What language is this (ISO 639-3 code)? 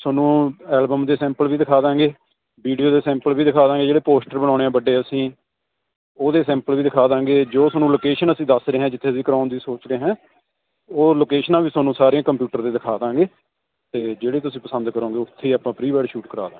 pan